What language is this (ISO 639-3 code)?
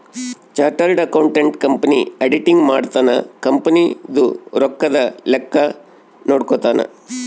kan